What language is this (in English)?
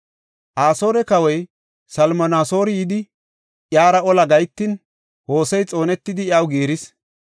Gofa